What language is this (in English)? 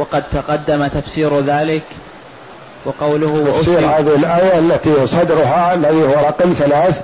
Arabic